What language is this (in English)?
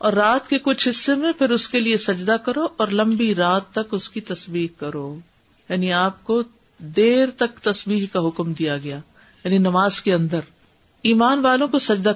Urdu